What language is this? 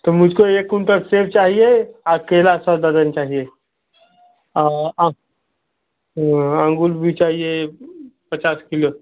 Hindi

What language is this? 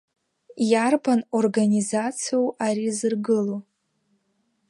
Abkhazian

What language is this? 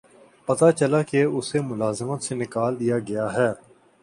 Urdu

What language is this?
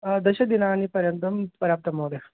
Sanskrit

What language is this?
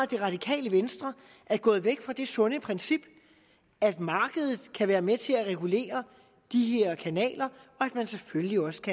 Danish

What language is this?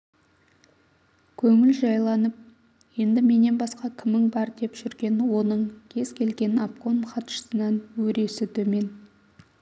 Kazakh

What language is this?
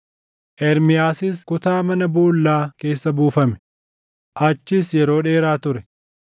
Oromo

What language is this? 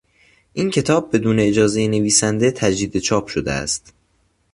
Persian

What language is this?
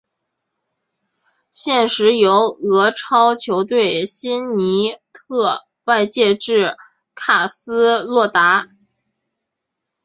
Chinese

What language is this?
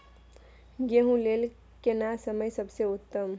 Maithili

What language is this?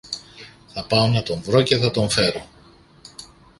Greek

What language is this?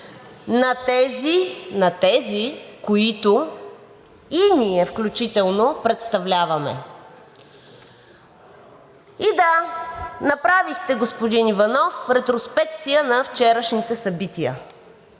Bulgarian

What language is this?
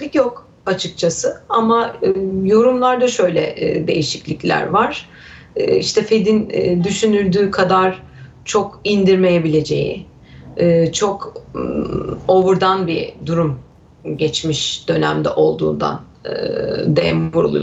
Turkish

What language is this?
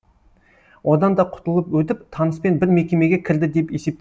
Kazakh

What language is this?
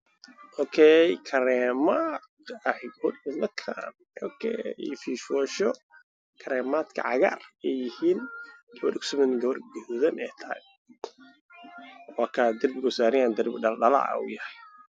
Somali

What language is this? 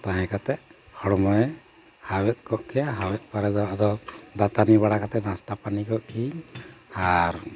Santali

